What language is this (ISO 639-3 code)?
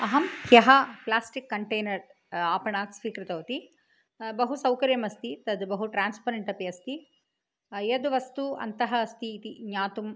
san